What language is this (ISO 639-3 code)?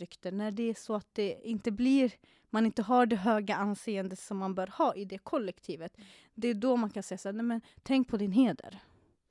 swe